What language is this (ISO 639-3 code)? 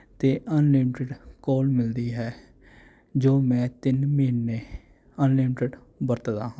pan